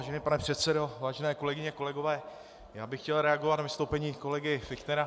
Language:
Czech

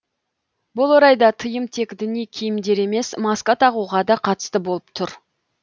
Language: Kazakh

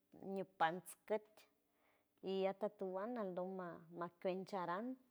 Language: San Francisco Del Mar Huave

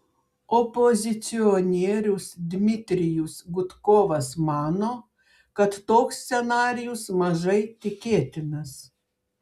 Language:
Lithuanian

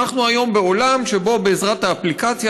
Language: Hebrew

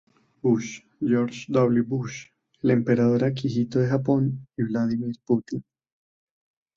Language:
Spanish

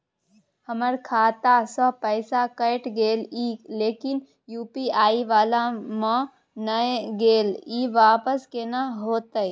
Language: Maithili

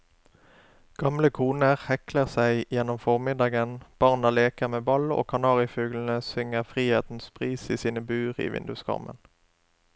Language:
Norwegian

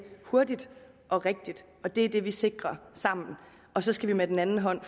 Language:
Danish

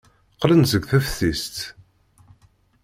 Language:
Kabyle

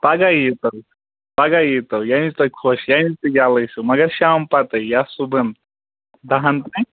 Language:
Kashmiri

